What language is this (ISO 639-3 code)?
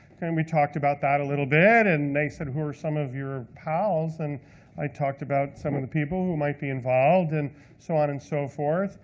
eng